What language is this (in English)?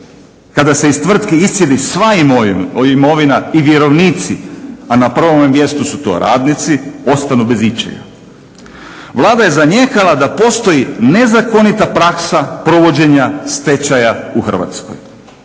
Croatian